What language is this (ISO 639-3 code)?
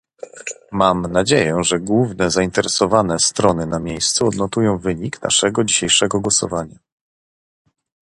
pol